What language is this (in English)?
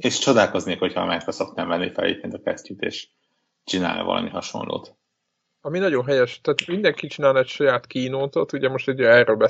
Hungarian